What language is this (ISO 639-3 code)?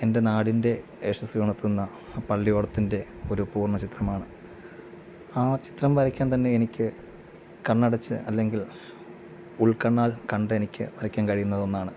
mal